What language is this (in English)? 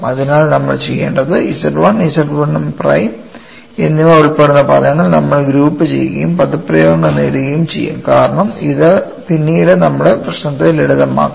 Malayalam